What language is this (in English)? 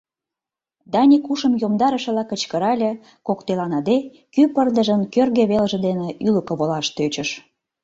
Mari